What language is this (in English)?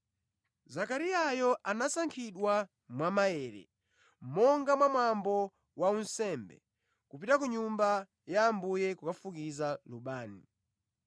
Nyanja